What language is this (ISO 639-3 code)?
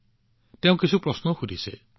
asm